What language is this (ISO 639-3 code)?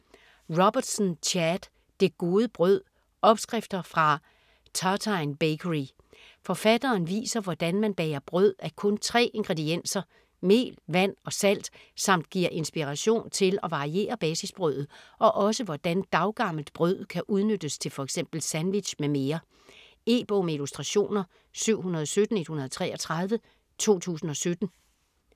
dan